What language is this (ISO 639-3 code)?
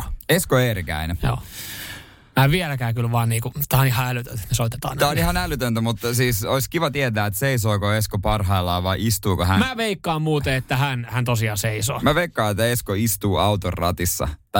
fin